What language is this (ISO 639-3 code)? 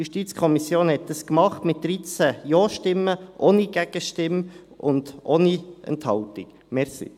gsw